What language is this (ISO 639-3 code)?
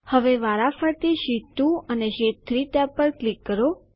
guj